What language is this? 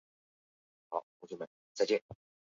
Chinese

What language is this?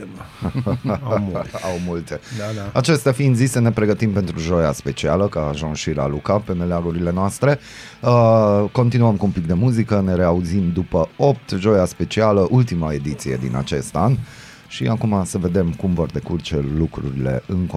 Romanian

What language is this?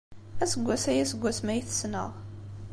Kabyle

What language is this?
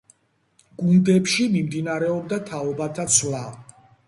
Georgian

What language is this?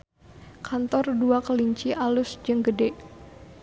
Sundanese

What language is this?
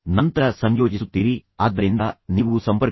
Kannada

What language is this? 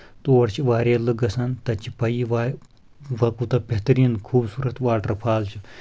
Kashmiri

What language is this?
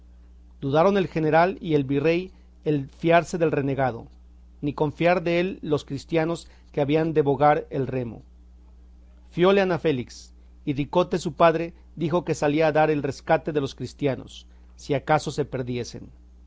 Spanish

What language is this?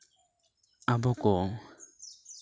Santali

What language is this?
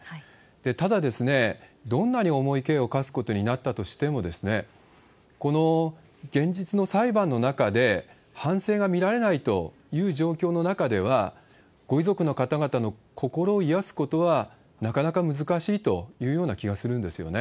Japanese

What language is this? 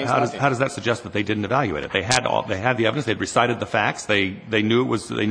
English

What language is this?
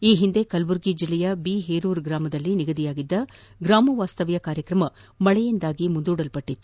Kannada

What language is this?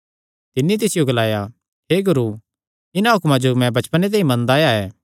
Kangri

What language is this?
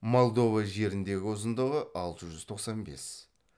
Kazakh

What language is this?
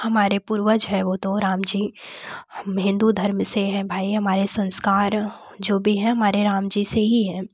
Hindi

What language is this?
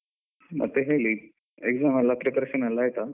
Kannada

